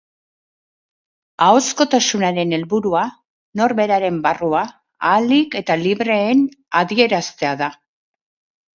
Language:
Basque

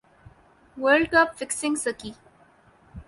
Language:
Urdu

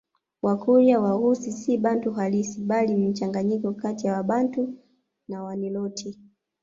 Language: Swahili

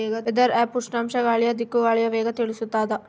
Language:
Kannada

